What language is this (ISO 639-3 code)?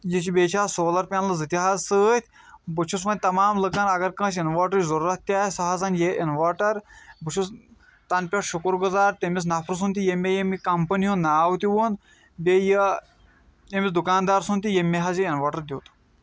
kas